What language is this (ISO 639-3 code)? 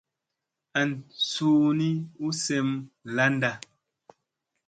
mse